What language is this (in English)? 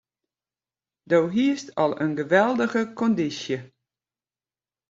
Western Frisian